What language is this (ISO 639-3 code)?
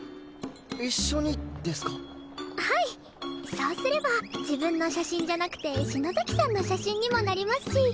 jpn